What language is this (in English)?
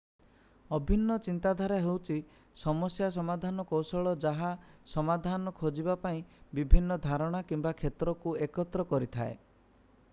Odia